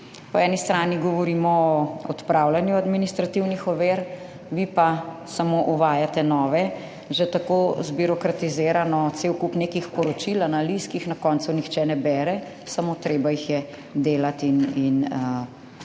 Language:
Slovenian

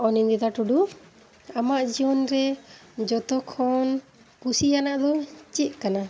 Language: Santali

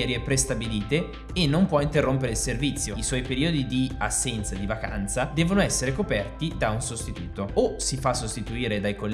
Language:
Italian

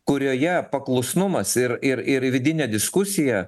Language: Lithuanian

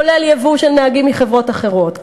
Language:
Hebrew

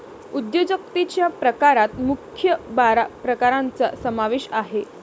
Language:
Marathi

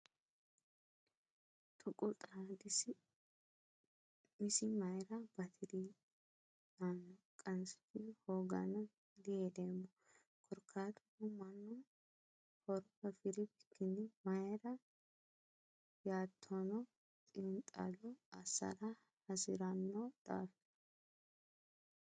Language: Sidamo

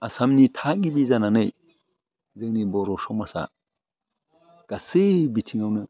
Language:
Bodo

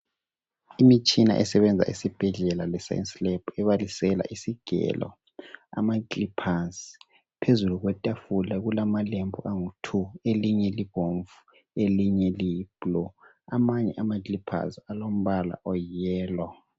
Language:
North Ndebele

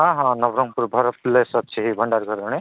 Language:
Odia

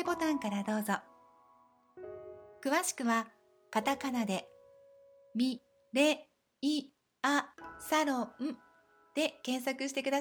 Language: Japanese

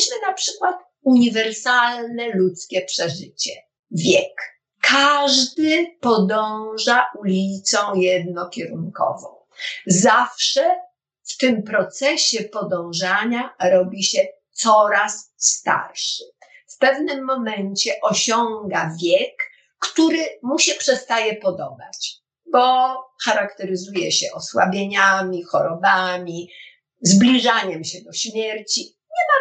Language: Polish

